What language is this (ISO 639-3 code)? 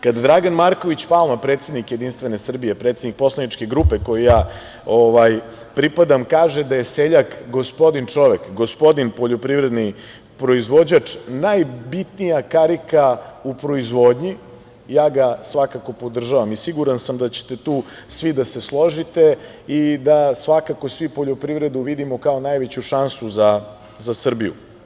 srp